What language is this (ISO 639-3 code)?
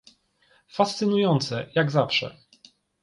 pol